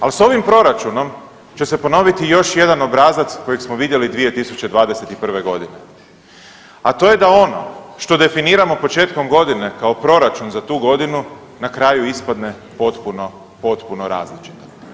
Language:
Croatian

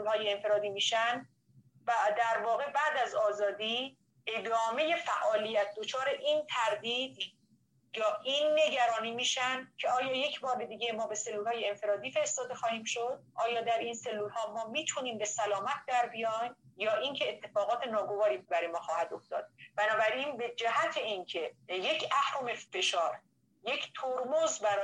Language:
Persian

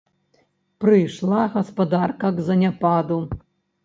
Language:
Belarusian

